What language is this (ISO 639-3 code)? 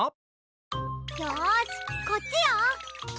jpn